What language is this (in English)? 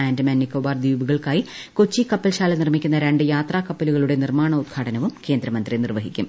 Malayalam